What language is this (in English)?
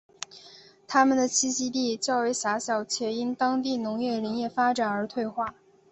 Chinese